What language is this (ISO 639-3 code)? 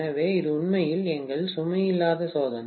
tam